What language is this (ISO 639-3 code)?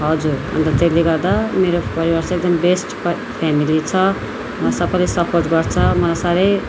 nep